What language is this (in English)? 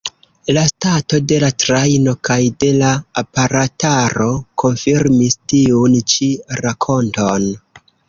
Esperanto